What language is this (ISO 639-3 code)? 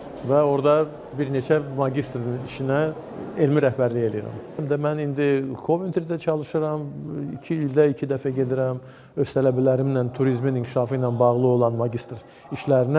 tur